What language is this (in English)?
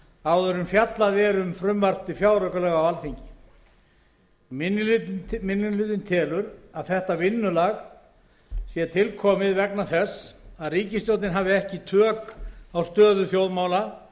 Icelandic